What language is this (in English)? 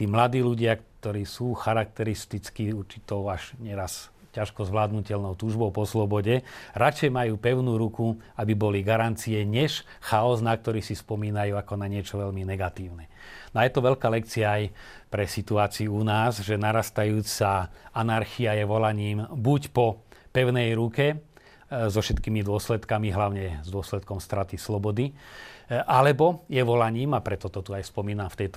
Slovak